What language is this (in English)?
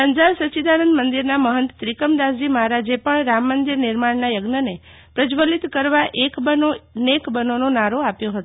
Gujarati